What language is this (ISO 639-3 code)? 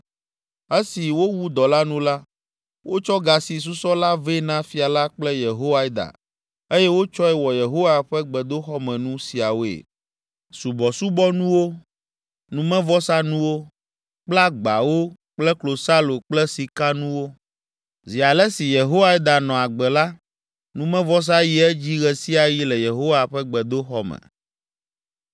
ewe